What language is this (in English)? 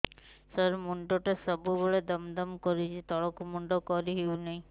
Odia